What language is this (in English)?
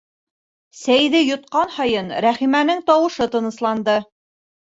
Bashkir